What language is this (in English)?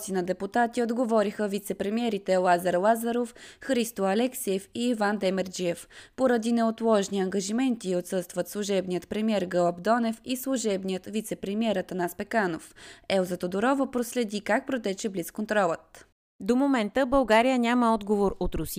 Bulgarian